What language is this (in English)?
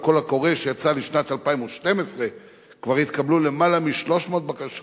Hebrew